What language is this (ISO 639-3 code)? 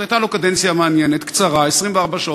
heb